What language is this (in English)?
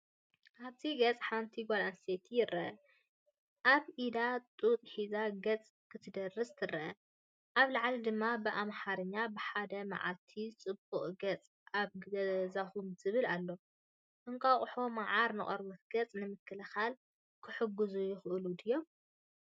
Tigrinya